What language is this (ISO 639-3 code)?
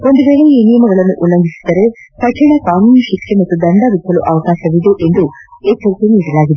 kan